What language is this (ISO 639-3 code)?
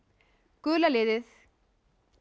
isl